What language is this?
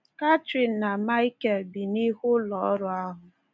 Igbo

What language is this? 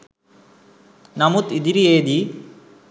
Sinhala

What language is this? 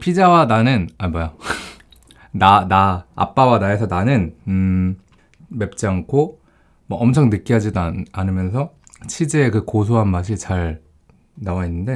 Korean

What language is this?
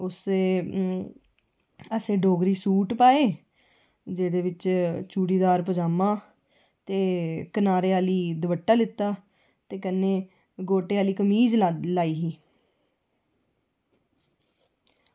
Dogri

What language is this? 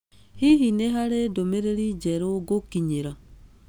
Kikuyu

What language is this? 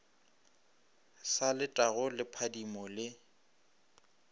Northern Sotho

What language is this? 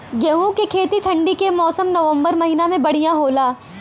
Bhojpuri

